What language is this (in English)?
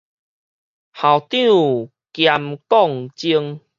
Min Nan Chinese